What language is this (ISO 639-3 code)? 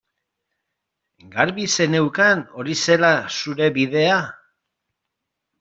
eus